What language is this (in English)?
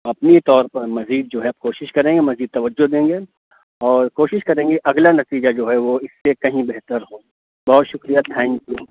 Urdu